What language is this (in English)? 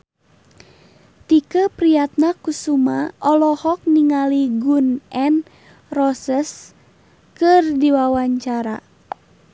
Sundanese